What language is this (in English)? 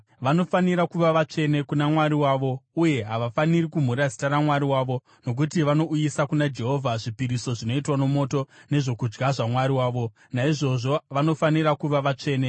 Shona